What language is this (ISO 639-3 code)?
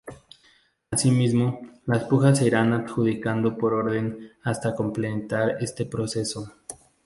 spa